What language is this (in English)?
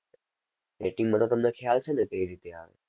Gujarati